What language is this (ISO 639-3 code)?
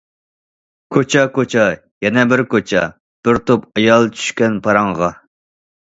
uig